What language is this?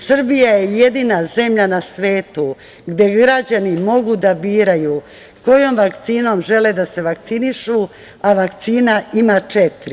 Serbian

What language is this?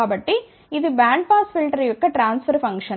Telugu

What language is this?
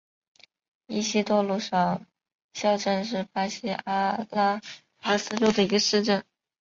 Chinese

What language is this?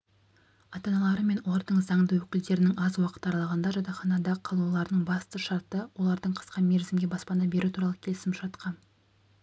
Kazakh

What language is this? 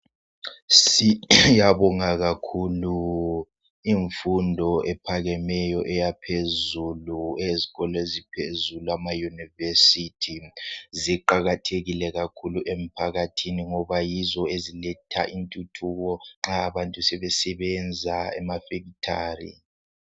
North Ndebele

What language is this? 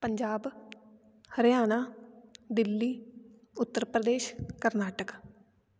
Punjabi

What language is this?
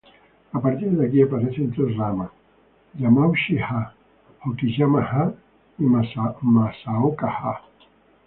Spanish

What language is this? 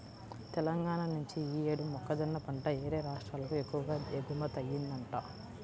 Telugu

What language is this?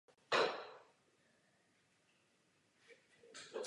Czech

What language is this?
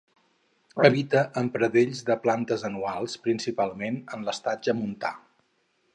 Catalan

